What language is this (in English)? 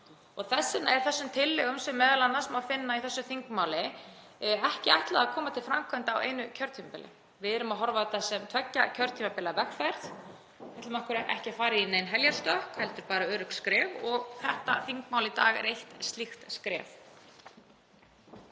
Icelandic